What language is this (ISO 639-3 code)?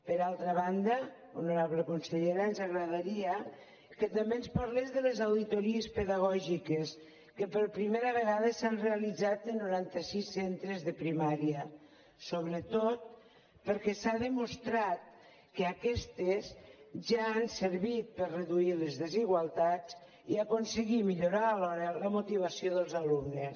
cat